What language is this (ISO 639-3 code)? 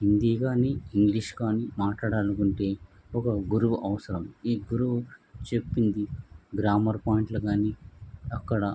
tel